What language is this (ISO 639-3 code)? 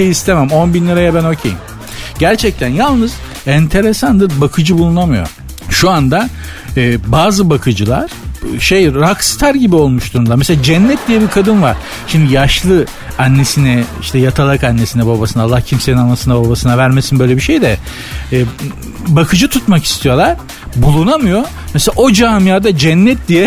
tur